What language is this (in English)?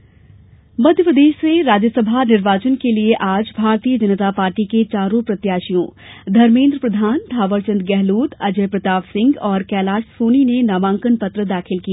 Hindi